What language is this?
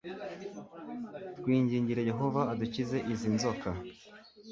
Kinyarwanda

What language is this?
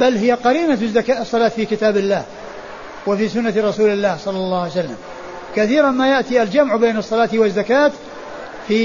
Arabic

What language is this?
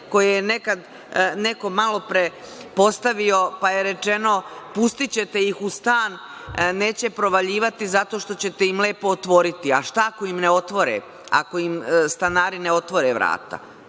Serbian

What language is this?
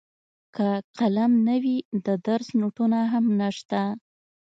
Pashto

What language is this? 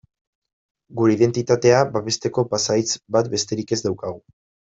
Basque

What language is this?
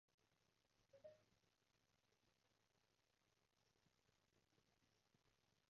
Cantonese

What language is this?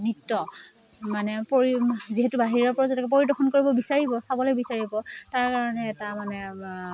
Assamese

